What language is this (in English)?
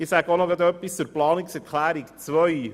Swiss German